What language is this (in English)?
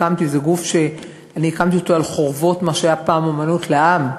Hebrew